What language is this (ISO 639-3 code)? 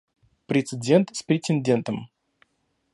rus